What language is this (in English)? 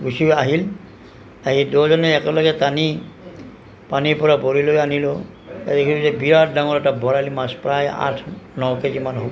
Assamese